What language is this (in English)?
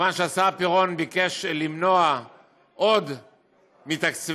Hebrew